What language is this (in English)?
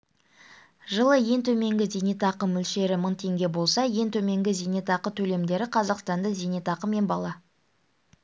Kazakh